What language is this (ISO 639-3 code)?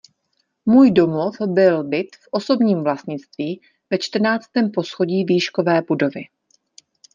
ces